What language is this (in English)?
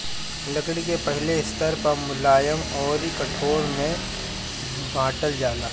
Bhojpuri